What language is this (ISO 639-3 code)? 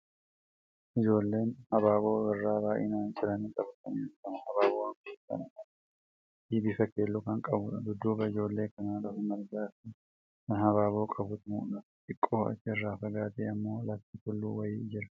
orm